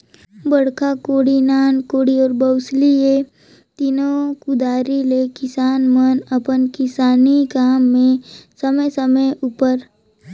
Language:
Chhattisgarhi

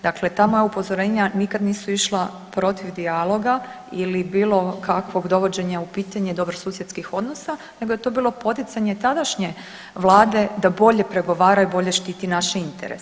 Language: Croatian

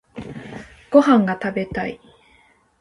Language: Japanese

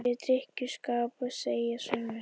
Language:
Icelandic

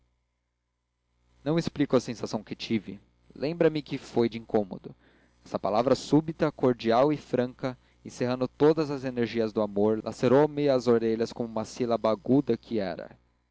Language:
Portuguese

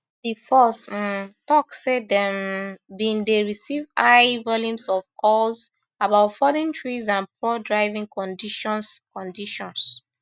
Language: Nigerian Pidgin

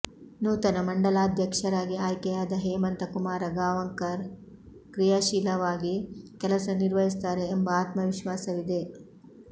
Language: Kannada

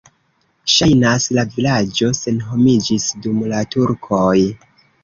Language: Esperanto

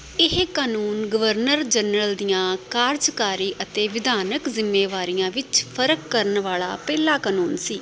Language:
Punjabi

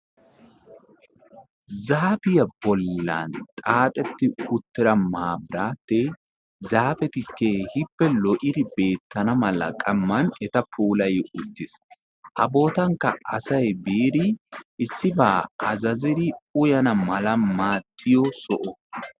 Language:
Wolaytta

